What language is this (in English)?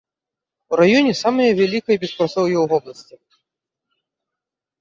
Belarusian